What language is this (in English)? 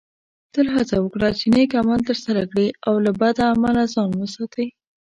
Pashto